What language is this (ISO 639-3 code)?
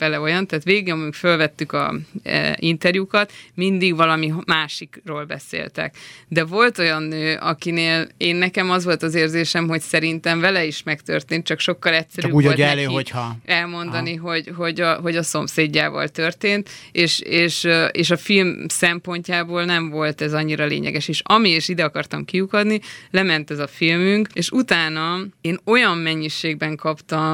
hun